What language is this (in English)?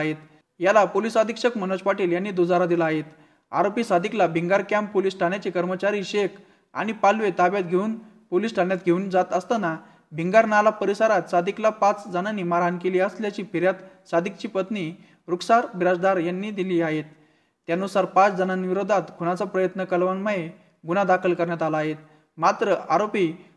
Marathi